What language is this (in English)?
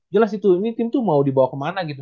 Indonesian